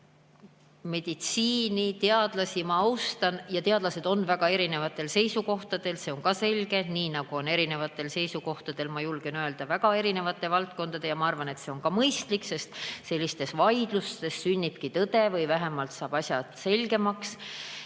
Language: Estonian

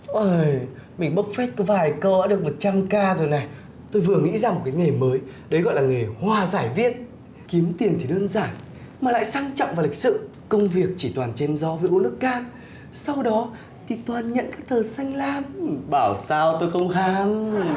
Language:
Vietnamese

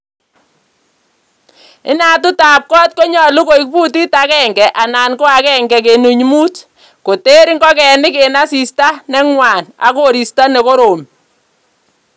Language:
Kalenjin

